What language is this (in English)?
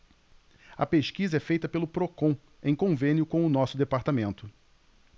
Portuguese